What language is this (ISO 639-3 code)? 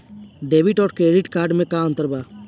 bho